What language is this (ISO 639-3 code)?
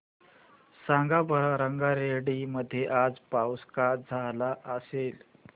mar